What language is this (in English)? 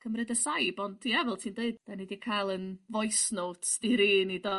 Welsh